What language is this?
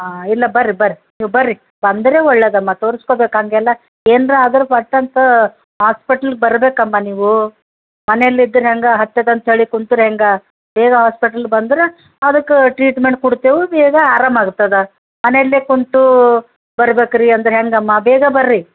Kannada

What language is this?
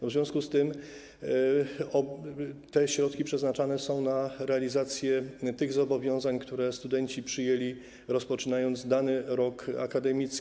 Polish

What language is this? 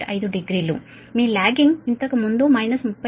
Telugu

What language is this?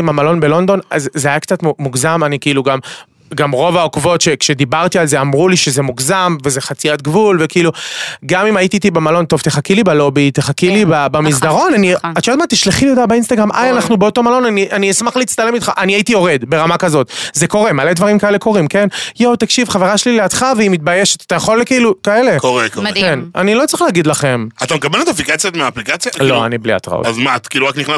Hebrew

